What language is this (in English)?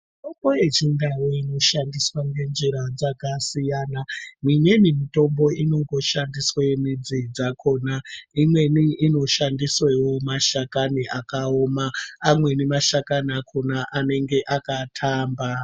Ndau